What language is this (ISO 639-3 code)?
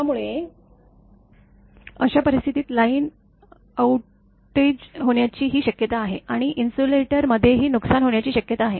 mar